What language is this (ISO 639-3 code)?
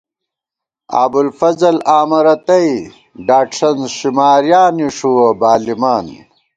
gwt